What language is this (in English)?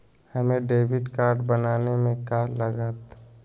Magahi